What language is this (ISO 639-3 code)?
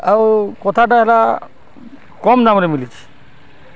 ori